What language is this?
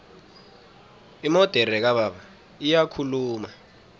South Ndebele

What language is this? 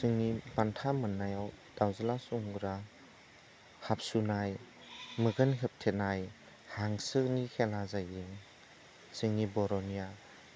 Bodo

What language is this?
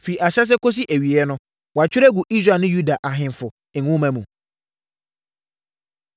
Akan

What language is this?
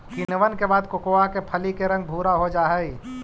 Magahi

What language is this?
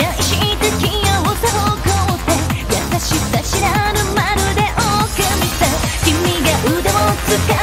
Korean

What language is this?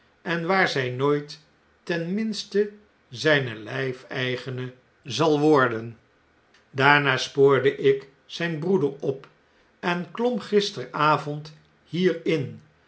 Dutch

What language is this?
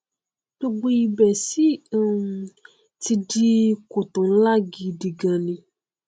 Yoruba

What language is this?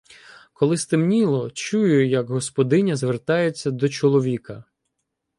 Ukrainian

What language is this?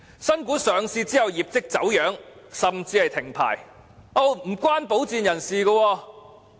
Cantonese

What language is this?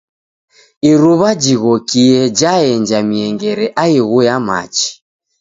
Taita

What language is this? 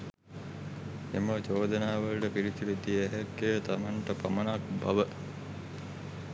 Sinhala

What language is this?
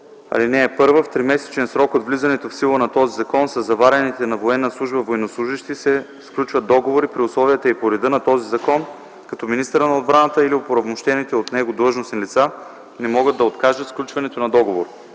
Bulgarian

